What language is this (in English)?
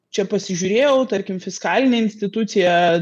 Lithuanian